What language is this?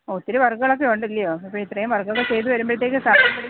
Malayalam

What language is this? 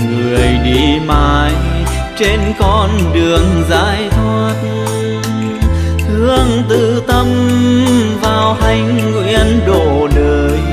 Vietnamese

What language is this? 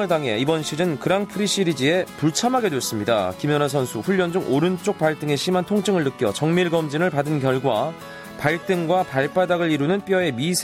Korean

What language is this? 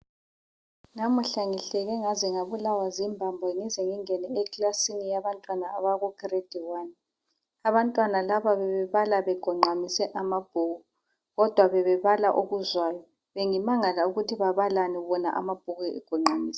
North Ndebele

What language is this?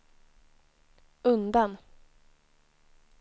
Swedish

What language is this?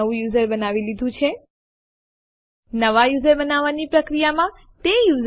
Gujarati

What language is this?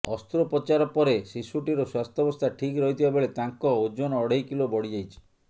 Odia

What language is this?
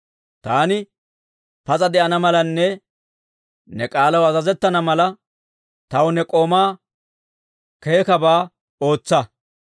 Dawro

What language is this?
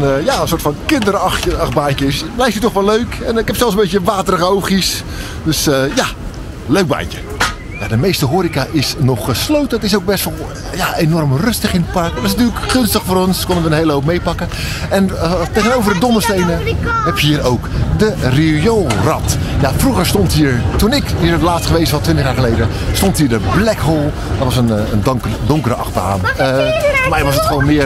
Dutch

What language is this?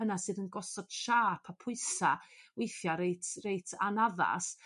Welsh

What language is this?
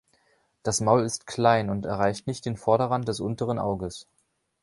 German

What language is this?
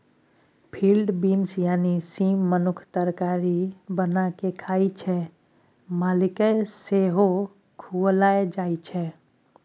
Maithili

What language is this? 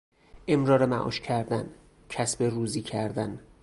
Persian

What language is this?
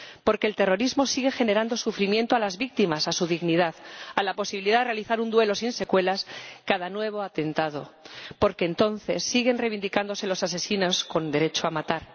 Spanish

